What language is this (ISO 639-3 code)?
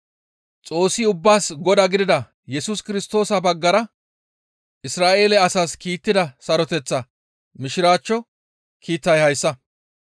gmv